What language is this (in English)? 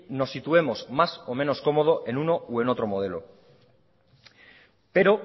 Spanish